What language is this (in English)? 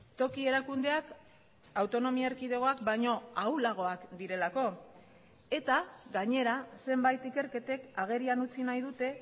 Basque